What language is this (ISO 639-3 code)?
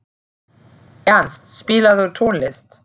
isl